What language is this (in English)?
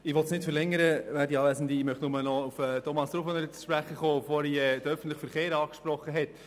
Swiss German